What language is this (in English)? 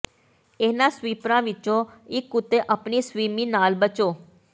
Punjabi